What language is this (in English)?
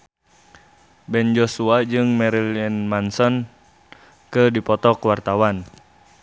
Sundanese